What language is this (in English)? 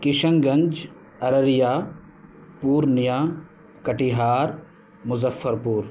Urdu